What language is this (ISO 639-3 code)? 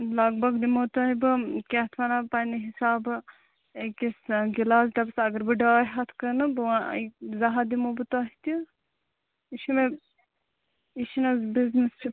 kas